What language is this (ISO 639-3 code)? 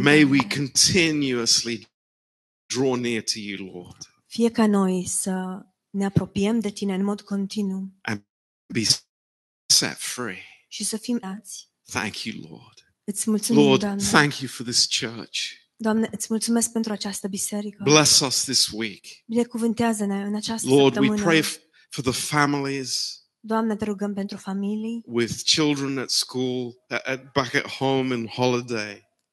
ron